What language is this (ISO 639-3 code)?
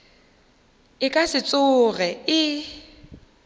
nso